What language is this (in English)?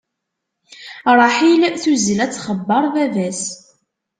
Kabyle